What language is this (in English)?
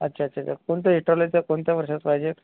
Marathi